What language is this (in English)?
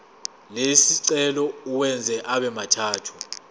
Zulu